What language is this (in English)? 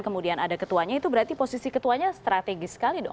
Indonesian